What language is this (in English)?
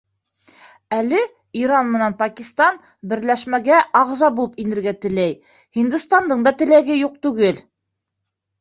Bashkir